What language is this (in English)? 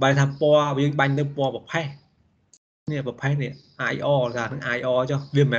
Vietnamese